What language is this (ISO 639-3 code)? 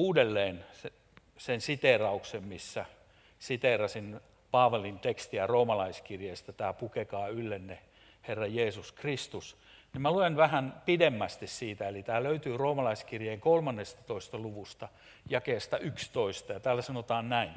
fin